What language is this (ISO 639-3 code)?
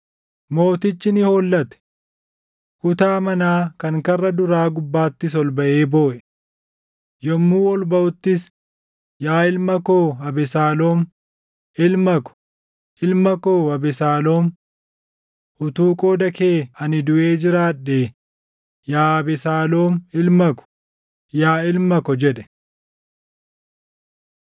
orm